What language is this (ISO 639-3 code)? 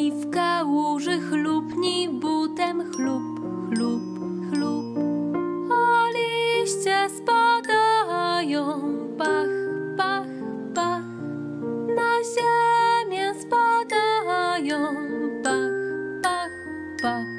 pol